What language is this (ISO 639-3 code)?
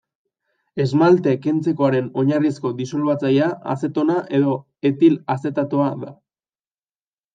eus